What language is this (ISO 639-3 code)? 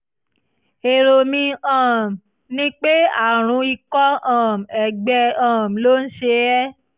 yor